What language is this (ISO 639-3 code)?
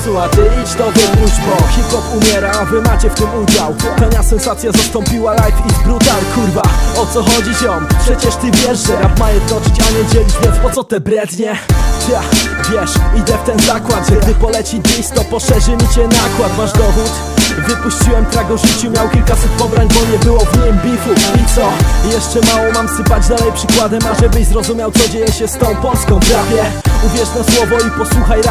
pol